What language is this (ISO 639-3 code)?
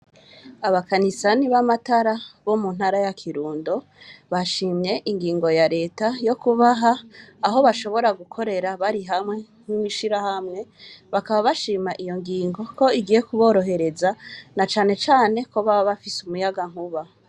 run